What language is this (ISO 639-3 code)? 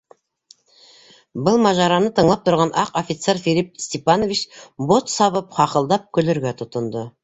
bak